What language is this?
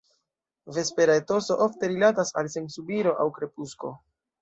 Esperanto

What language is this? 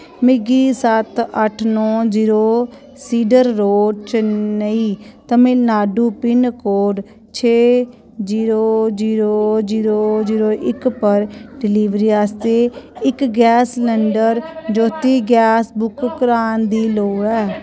Dogri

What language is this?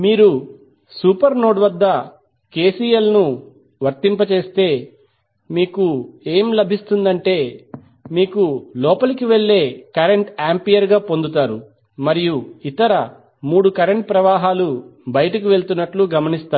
Telugu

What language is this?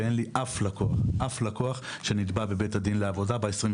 Hebrew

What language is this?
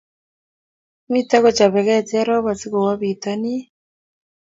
Kalenjin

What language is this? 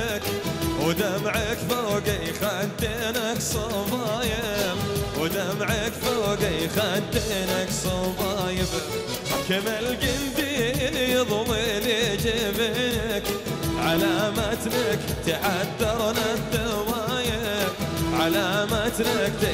Arabic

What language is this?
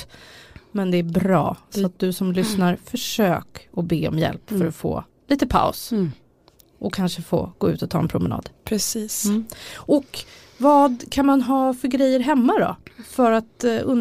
Swedish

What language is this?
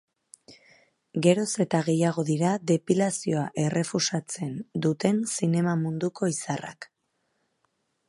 Basque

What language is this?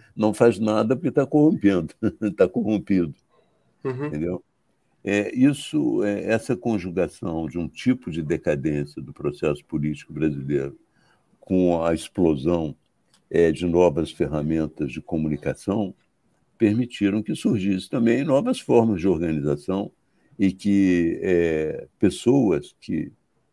Portuguese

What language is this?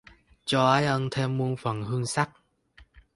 Vietnamese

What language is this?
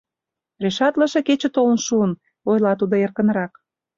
Mari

